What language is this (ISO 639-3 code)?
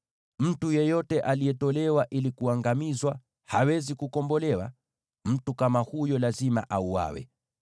swa